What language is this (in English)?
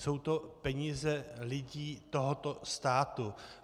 Czech